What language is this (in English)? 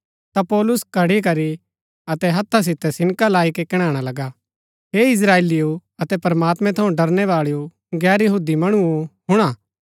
Gaddi